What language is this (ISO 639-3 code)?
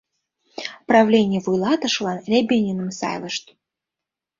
chm